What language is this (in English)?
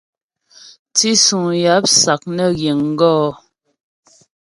Ghomala